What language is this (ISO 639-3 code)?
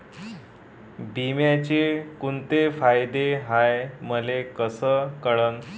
mar